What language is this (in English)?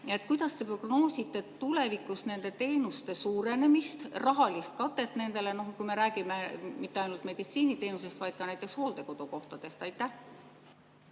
Estonian